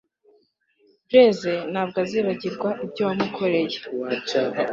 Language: Kinyarwanda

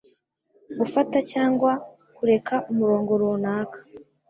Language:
Kinyarwanda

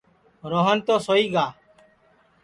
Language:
Sansi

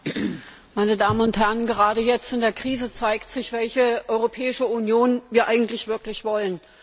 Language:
German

